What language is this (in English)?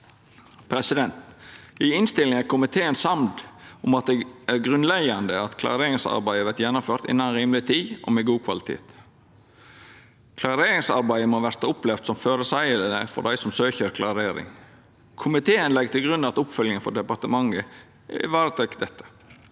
Norwegian